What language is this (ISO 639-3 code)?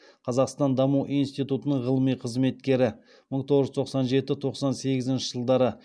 kaz